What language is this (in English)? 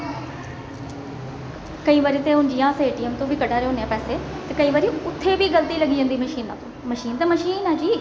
Dogri